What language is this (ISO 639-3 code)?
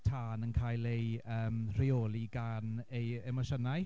cym